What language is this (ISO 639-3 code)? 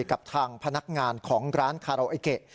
tha